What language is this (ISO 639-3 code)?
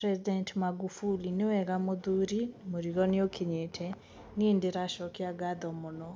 kik